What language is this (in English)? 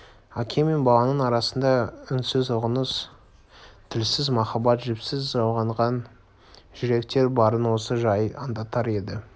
Kazakh